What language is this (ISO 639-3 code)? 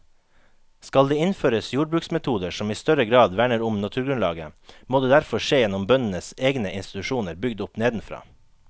nor